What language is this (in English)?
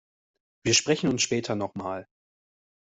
German